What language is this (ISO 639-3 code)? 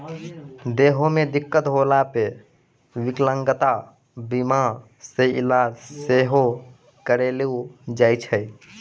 mai